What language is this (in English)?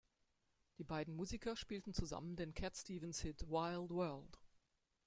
German